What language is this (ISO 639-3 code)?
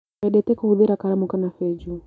kik